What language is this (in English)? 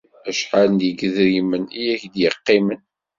Kabyle